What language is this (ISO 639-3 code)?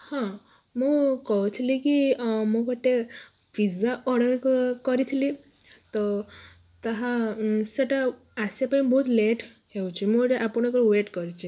ori